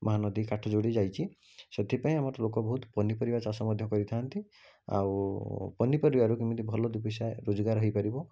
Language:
Odia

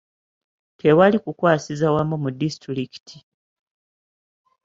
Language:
Ganda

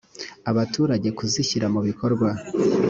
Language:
Kinyarwanda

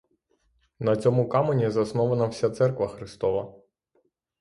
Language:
Ukrainian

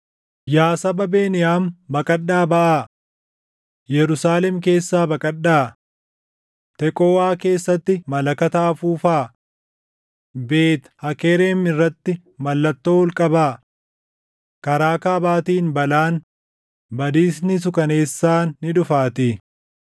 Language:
Oromo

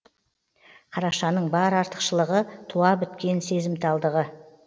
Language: Kazakh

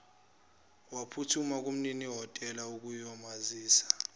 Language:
Zulu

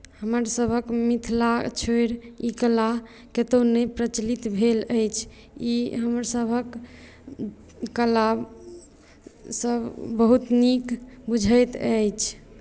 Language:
Maithili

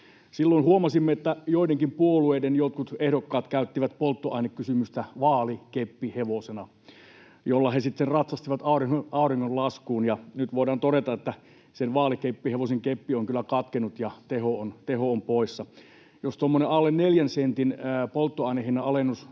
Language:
Finnish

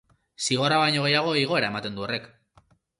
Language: Basque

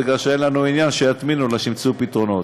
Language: Hebrew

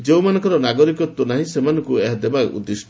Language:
Odia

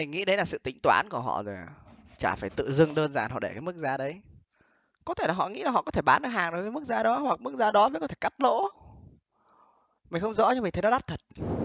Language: Vietnamese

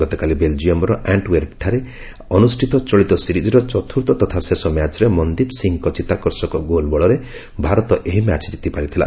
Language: Odia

